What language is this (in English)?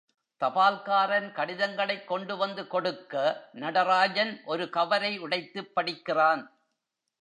Tamil